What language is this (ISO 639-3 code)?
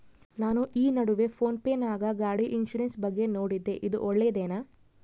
kan